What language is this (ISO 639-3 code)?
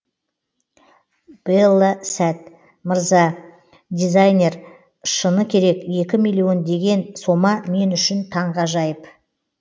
kaz